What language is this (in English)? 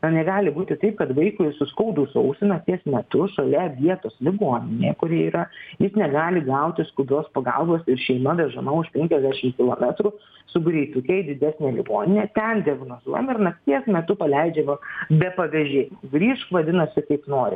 Lithuanian